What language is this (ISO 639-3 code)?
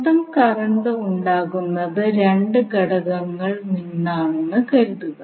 mal